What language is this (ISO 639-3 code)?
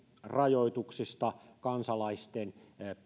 fin